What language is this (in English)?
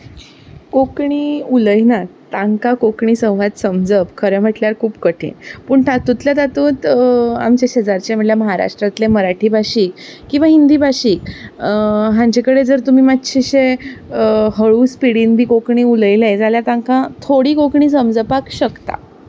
Konkani